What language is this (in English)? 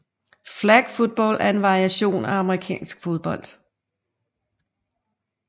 Danish